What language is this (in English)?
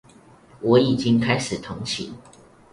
Chinese